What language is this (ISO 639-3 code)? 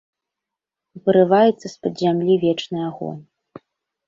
bel